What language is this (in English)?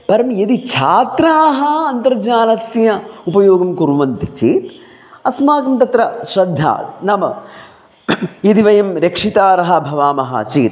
Sanskrit